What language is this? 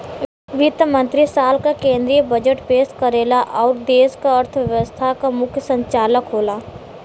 Bhojpuri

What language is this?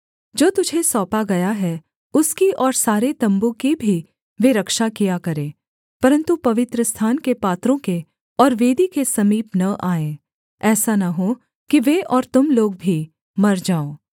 Hindi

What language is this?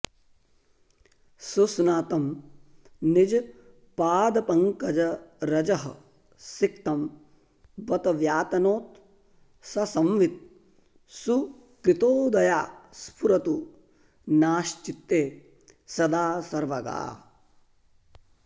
Sanskrit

